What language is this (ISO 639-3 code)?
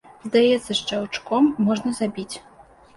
bel